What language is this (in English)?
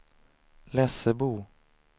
Swedish